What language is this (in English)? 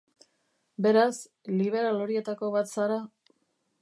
Basque